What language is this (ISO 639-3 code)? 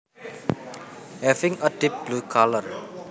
jav